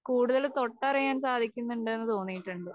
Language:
Malayalam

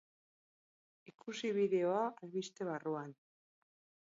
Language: Basque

